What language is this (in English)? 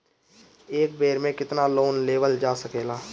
Bhojpuri